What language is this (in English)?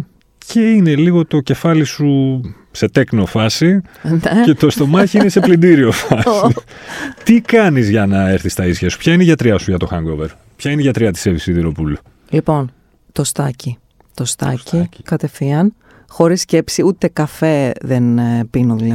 Greek